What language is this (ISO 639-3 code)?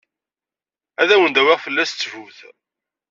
kab